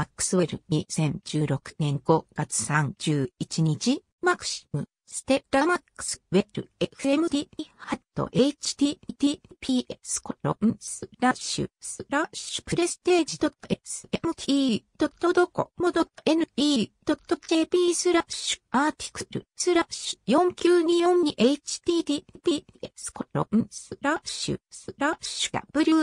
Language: Japanese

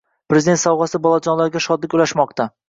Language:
Uzbek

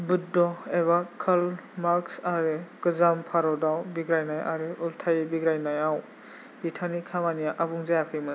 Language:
Bodo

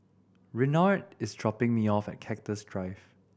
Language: English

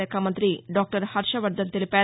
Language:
Telugu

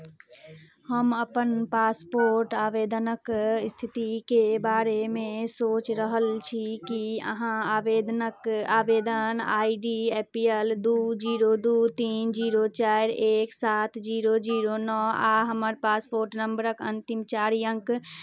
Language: Maithili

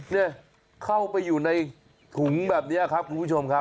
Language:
Thai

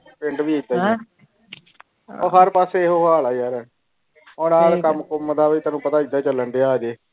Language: Punjabi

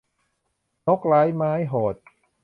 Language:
Thai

